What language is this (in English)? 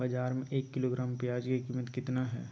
Magahi